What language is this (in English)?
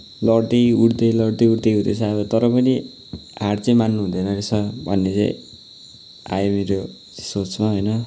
Nepali